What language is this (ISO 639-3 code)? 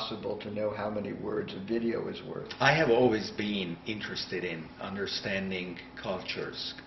eng